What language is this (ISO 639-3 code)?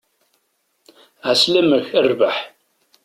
kab